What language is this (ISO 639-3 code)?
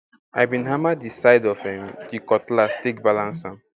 pcm